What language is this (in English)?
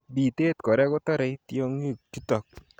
Kalenjin